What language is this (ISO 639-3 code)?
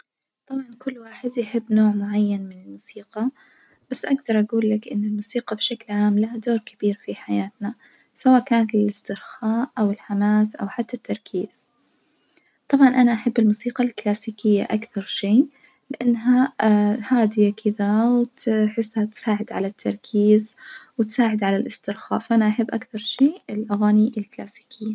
ars